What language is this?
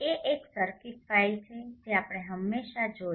Gujarati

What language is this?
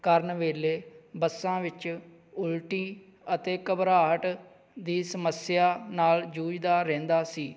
Punjabi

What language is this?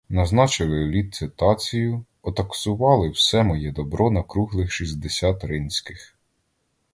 Ukrainian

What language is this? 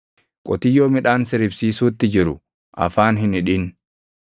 Oromo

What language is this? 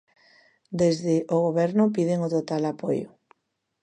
Galician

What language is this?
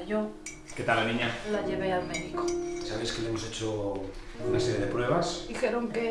Spanish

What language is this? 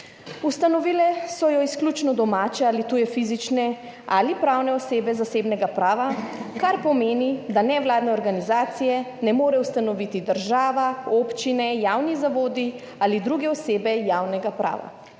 Slovenian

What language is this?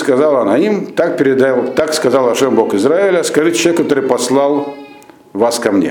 Russian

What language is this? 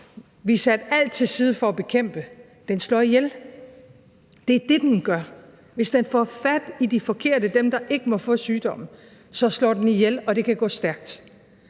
Danish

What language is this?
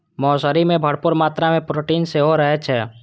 Maithili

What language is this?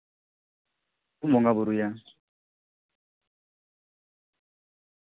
Santali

